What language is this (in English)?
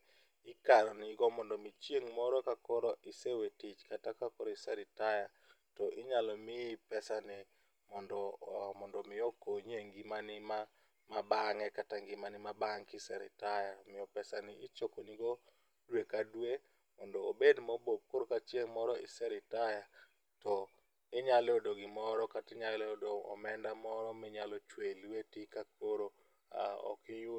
Luo (Kenya and Tanzania)